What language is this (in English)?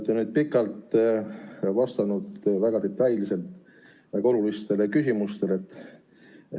Estonian